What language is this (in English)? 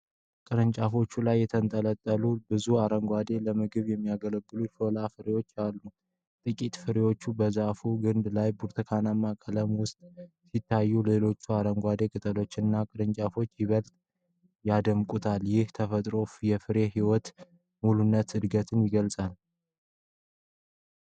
Amharic